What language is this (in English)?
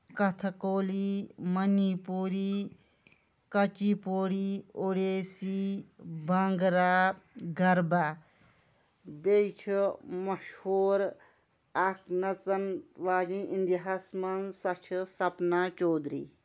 Kashmiri